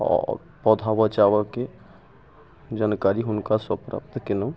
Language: Maithili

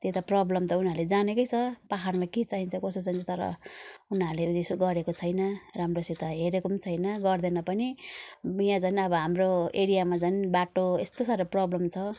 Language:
Nepali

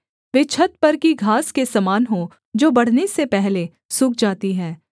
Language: Hindi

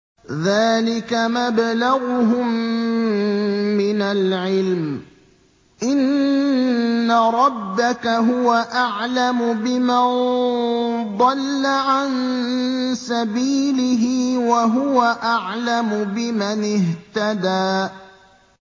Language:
Arabic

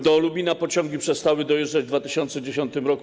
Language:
Polish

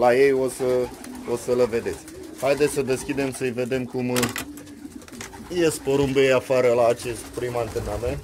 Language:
Romanian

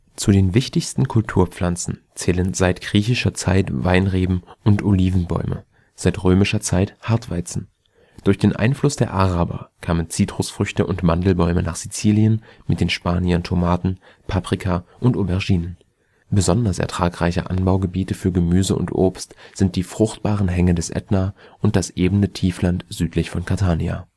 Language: German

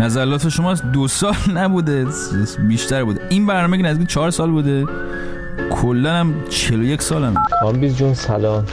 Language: Persian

